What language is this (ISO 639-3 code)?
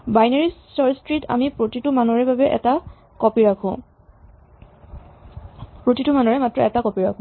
asm